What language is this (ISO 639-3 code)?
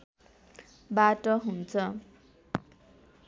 nep